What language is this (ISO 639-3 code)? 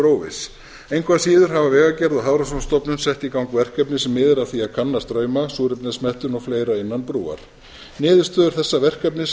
isl